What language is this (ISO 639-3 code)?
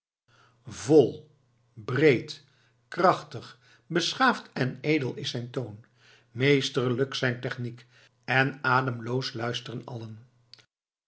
nld